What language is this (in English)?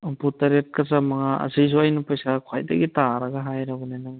Manipuri